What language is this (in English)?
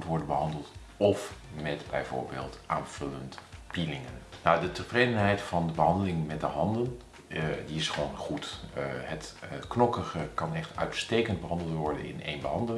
Dutch